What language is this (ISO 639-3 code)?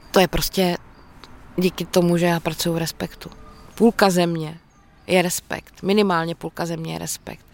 ces